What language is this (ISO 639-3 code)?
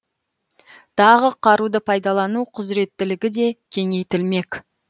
kaz